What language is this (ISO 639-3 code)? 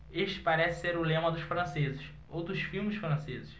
por